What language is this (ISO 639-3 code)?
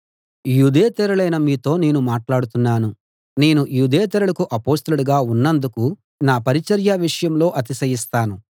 tel